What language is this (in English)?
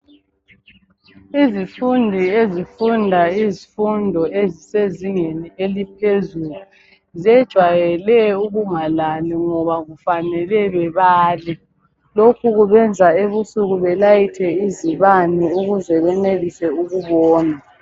North Ndebele